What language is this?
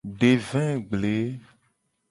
Gen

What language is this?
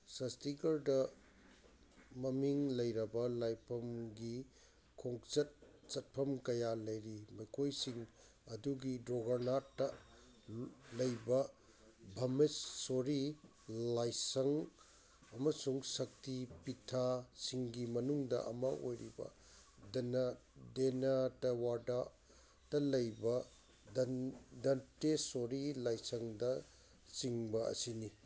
Manipuri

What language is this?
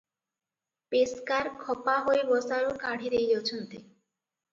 Odia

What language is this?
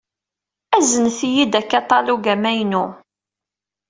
Kabyle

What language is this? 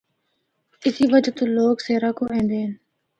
Northern Hindko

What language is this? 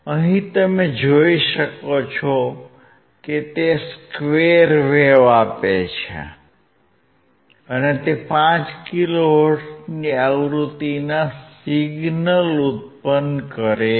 Gujarati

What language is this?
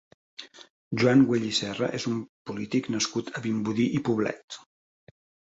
Catalan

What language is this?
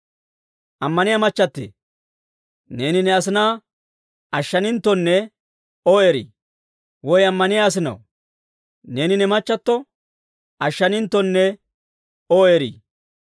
Dawro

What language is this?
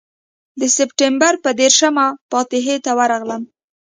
Pashto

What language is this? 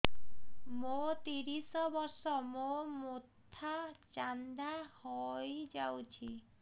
Odia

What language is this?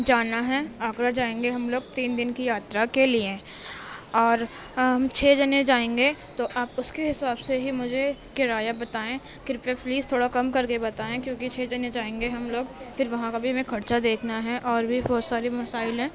Urdu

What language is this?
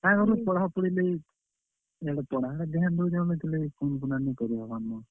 Odia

